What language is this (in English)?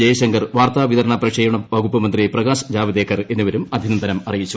Malayalam